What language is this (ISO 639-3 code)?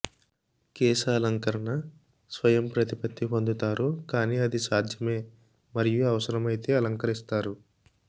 tel